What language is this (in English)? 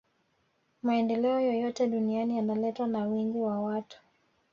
Swahili